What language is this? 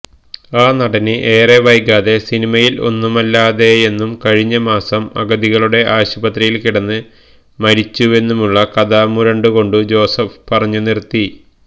Malayalam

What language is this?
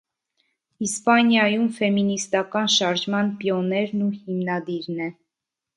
Armenian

